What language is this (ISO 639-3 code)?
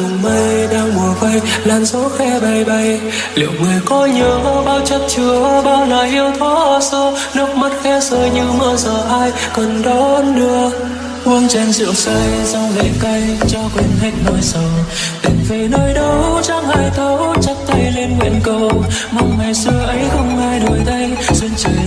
vie